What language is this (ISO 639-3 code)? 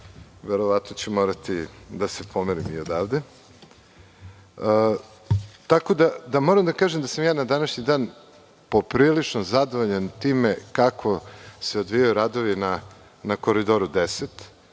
srp